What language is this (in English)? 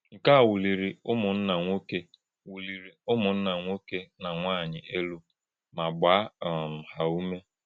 Igbo